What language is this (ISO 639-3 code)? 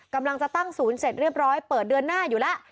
tha